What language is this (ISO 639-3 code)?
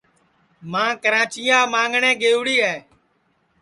ssi